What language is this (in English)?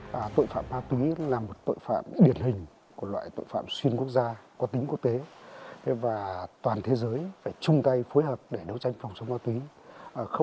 Vietnamese